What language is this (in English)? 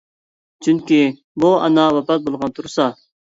Uyghur